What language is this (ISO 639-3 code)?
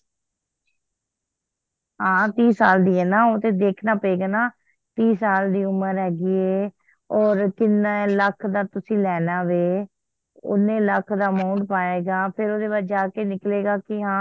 pan